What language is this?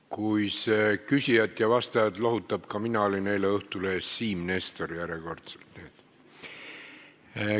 Estonian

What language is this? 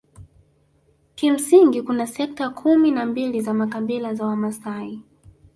Swahili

